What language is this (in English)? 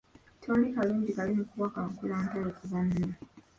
Ganda